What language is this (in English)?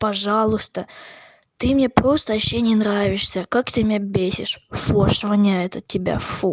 Russian